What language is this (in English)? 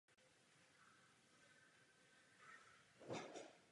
Czech